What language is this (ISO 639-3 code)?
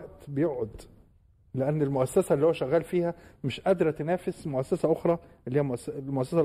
ara